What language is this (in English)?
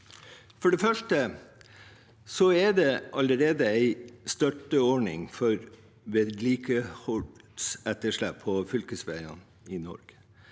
Norwegian